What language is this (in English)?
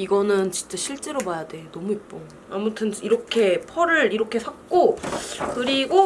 Korean